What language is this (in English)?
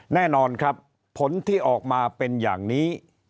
Thai